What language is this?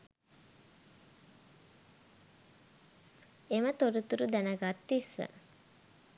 Sinhala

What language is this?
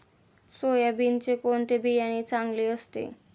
Marathi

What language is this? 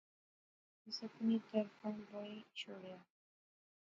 Pahari-Potwari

